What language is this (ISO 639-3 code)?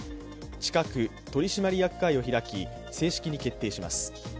jpn